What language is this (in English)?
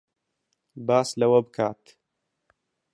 Central Kurdish